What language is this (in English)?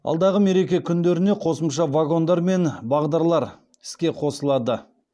Kazakh